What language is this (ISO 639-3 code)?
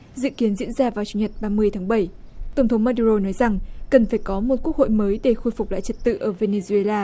vie